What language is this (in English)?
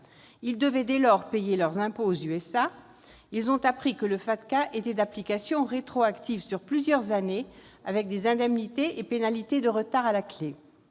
French